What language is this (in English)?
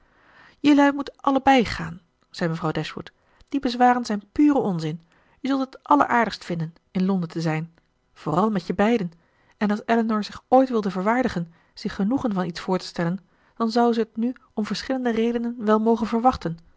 Dutch